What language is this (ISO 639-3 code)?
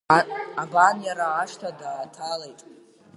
abk